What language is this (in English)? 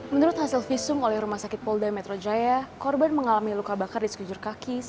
Indonesian